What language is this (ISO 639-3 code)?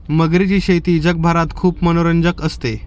mar